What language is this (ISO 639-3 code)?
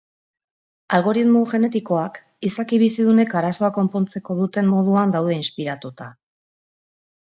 eus